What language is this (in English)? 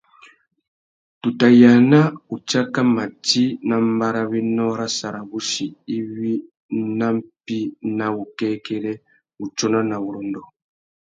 Tuki